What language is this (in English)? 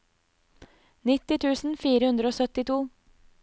Norwegian